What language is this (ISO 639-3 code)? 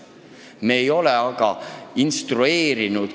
est